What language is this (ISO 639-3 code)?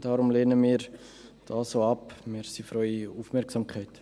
gsw